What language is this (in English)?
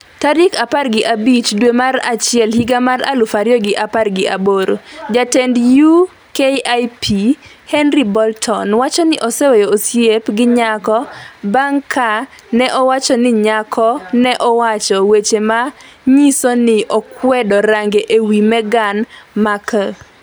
Luo (Kenya and Tanzania)